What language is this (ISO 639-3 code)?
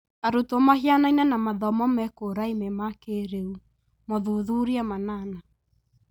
kik